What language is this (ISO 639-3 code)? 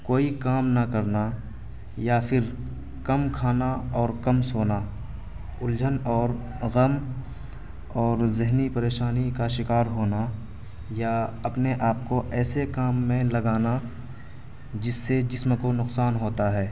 urd